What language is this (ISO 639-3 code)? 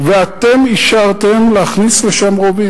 heb